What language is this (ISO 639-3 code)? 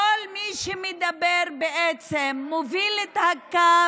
heb